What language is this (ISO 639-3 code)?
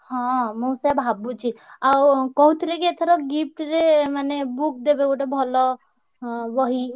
ori